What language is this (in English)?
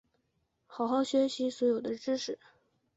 Chinese